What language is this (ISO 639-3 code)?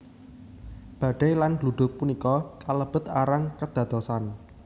jav